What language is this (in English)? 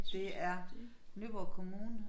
Danish